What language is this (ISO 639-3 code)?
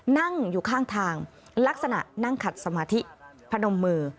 tha